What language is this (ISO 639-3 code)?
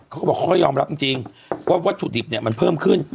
tha